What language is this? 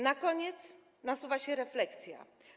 Polish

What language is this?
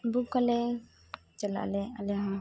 Santali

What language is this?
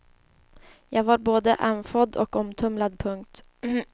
Swedish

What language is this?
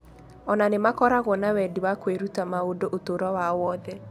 Kikuyu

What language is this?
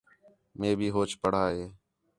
Khetrani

